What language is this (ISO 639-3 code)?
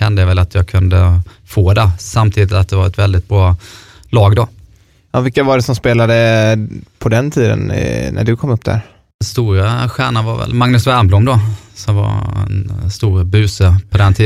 swe